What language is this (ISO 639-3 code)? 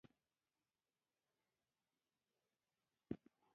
pus